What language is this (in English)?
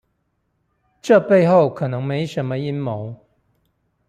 Chinese